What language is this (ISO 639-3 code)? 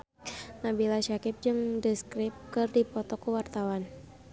sun